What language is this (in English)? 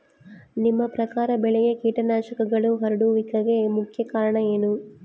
Kannada